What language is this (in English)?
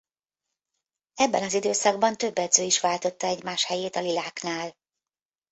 Hungarian